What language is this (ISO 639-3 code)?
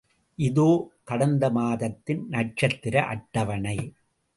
tam